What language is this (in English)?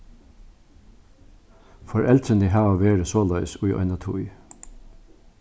Faroese